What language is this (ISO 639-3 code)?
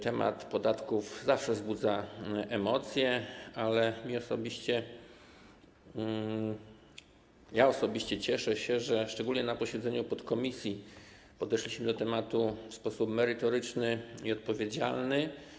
pol